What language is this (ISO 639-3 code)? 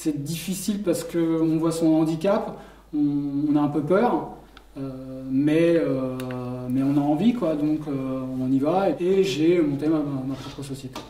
fra